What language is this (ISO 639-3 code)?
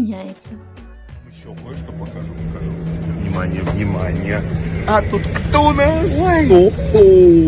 rus